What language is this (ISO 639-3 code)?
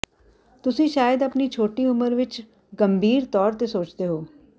pan